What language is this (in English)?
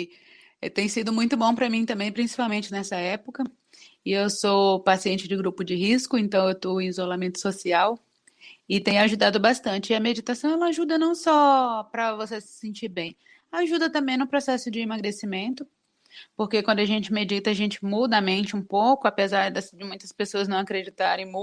Portuguese